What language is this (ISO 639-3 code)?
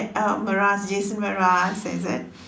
eng